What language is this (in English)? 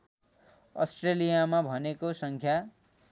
Nepali